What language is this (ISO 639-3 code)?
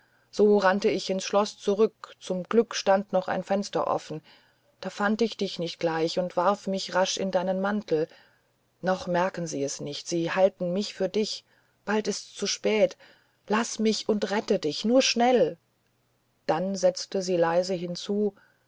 deu